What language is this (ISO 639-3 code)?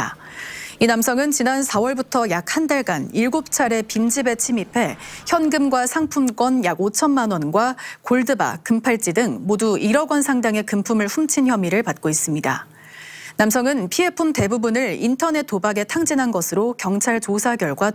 kor